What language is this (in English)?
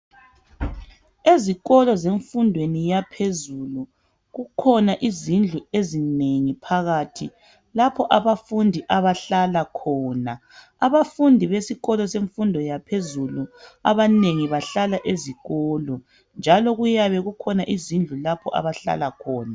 North Ndebele